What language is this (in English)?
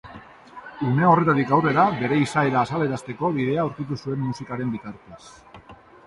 Basque